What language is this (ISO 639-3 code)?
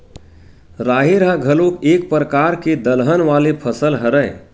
hne